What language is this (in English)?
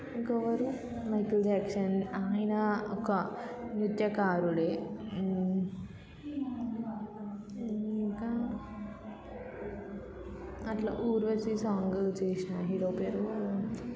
Telugu